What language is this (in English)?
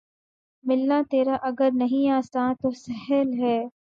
Urdu